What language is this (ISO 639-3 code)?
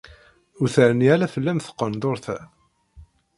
kab